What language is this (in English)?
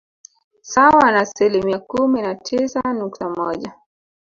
Swahili